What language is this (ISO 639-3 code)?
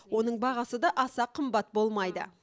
kaz